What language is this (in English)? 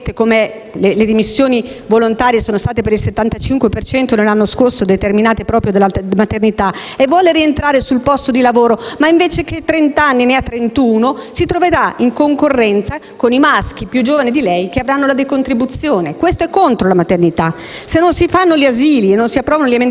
Italian